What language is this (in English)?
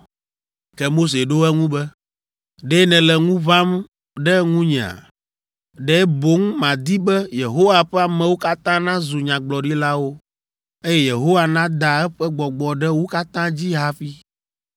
Ewe